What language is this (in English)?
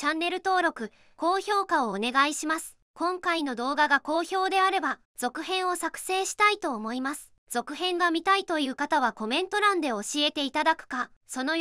Japanese